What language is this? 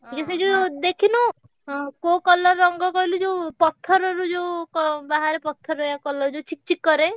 Odia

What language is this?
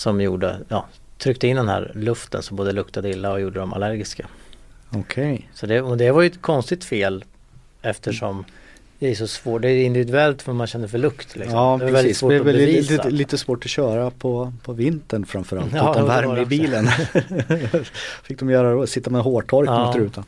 Swedish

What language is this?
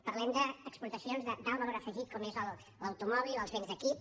Catalan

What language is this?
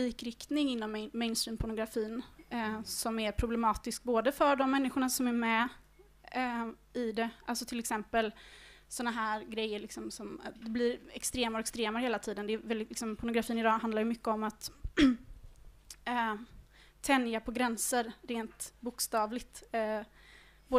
Swedish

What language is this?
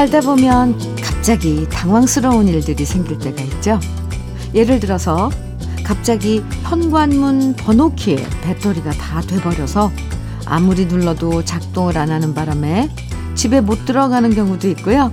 Korean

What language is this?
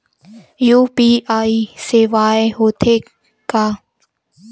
Chhattisgarhi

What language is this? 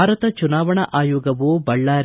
Kannada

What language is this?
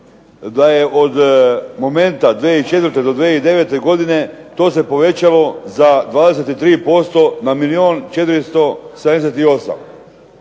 Croatian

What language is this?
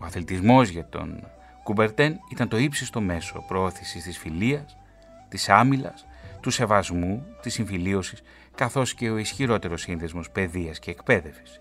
Greek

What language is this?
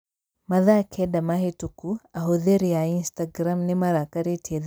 Kikuyu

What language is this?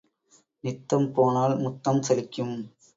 Tamil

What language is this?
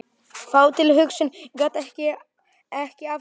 Icelandic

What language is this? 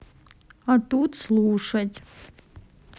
Russian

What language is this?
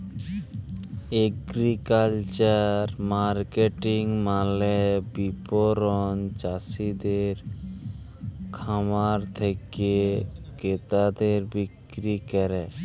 Bangla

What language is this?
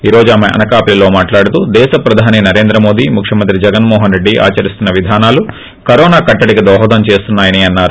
Telugu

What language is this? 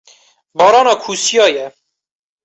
Kurdish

